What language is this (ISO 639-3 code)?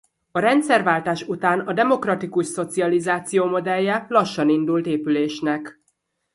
hun